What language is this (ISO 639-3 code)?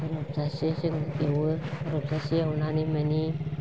brx